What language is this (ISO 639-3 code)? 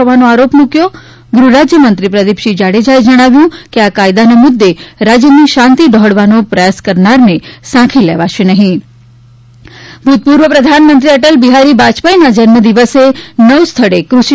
guj